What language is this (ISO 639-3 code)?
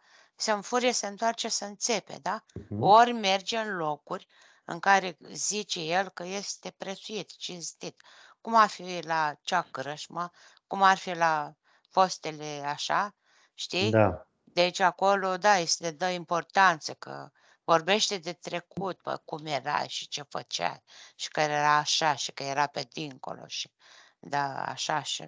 ron